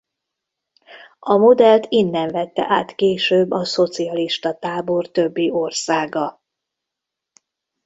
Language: Hungarian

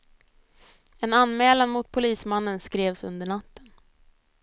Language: Swedish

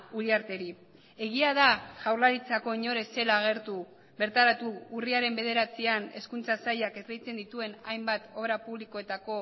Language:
Basque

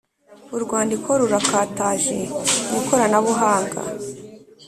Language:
Kinyarwanda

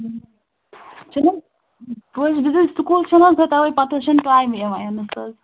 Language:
Kashmiri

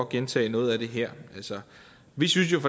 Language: Danish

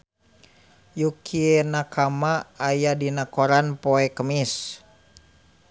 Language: Sundanese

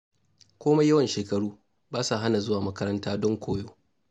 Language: Hausa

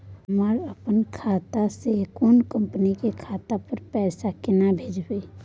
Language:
Maithili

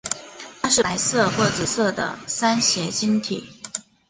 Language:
Chinese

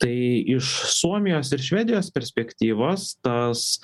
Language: Lithuanian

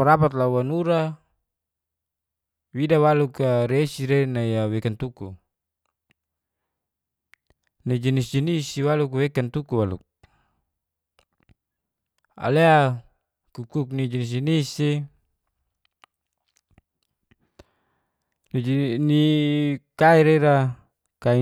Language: Geser-Gorom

